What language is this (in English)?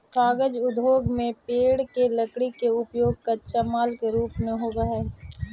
Magahi